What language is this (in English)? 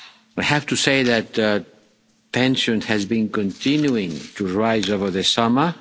English